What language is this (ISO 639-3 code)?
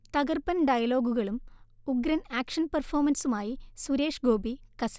mal